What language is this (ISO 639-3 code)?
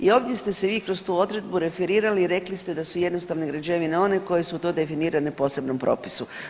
hrv